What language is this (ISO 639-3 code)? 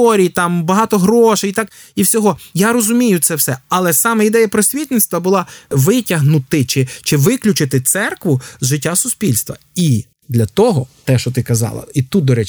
ukr